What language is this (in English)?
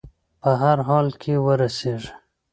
Pashto